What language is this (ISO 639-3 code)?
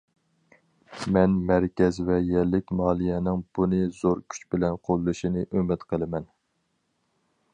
uig